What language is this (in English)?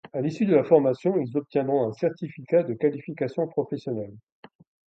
French